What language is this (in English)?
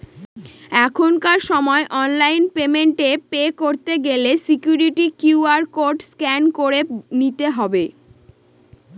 Bangla